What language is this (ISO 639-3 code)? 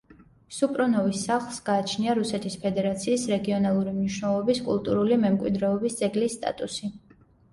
kat